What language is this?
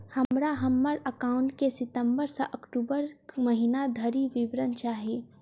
Maithili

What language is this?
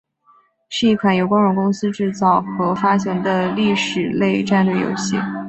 Chinese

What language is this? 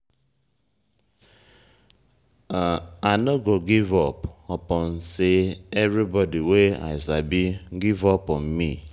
Nigerian Pidgin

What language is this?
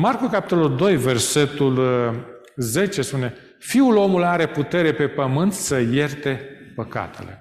Romanian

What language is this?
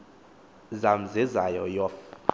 Xhosa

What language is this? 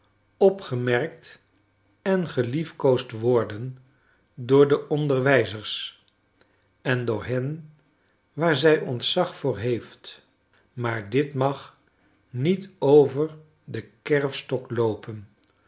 Dutch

